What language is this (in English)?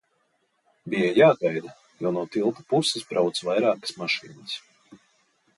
Latvian